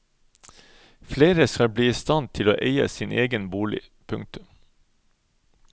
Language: Norwegian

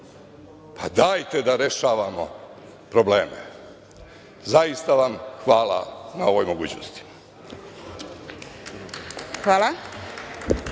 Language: Serbian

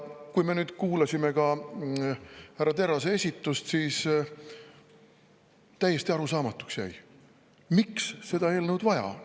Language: Estonian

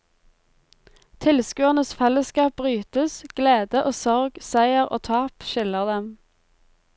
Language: Norwegian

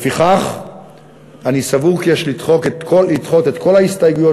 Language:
Hebrew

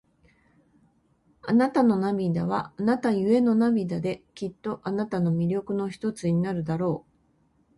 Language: Japanese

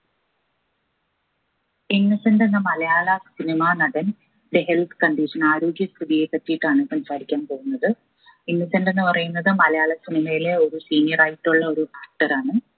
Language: Malayalam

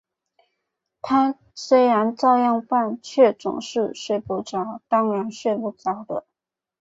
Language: Chinese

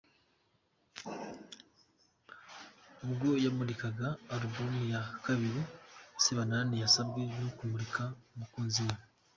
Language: Kinyarwanda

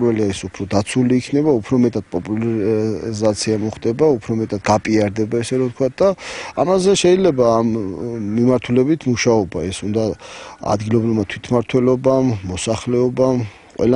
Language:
Romanian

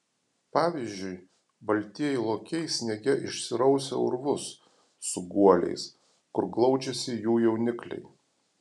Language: Lithuanian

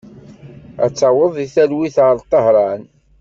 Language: Kabyle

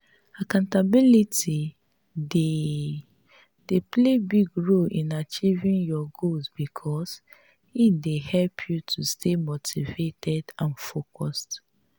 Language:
Nigerian Pidgin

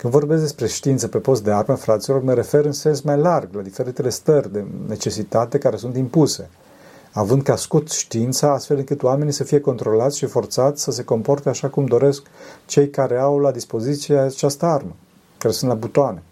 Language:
Romanian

